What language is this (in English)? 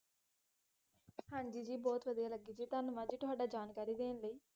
Punjabi